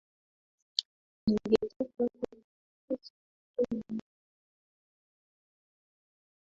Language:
Swahili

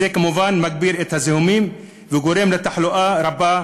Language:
Hebrew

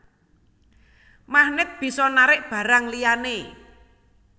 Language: Javanese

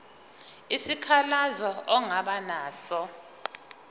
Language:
Zulu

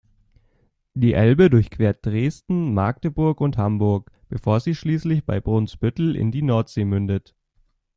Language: German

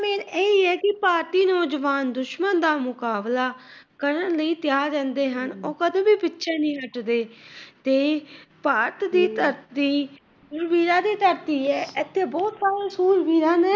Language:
Punjabi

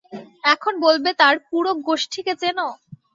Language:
Bangla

